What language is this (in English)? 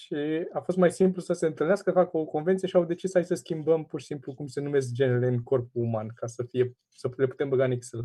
Romanian